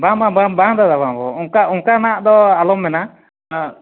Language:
Santali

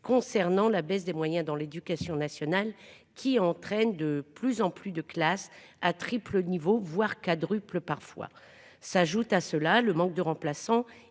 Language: French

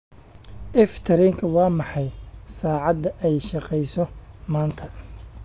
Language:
Somali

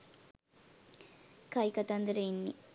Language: Sinhala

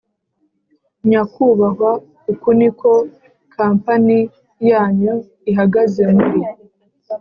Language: Kinyarwanda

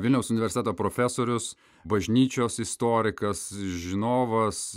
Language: Lithuanian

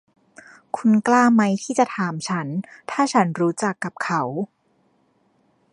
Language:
Thai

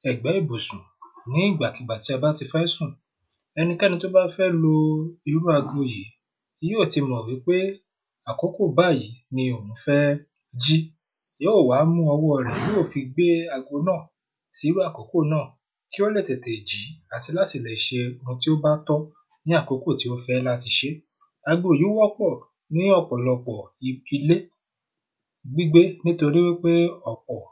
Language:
Yoruba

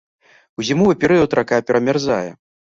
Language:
Belarusian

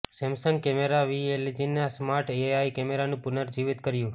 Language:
Gujarati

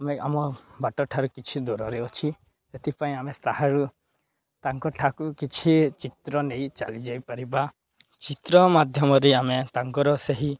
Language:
Odia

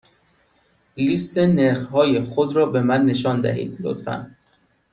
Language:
Persian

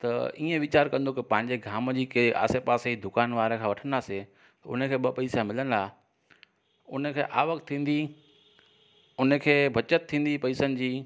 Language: Sindhi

